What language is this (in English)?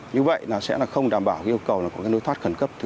Vietnamese